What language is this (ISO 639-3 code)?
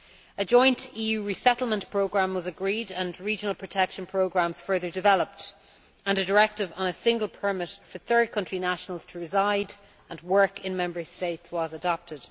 eng